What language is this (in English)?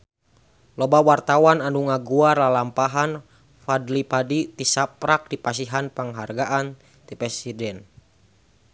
Sundanese